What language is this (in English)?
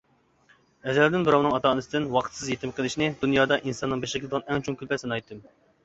Uyghur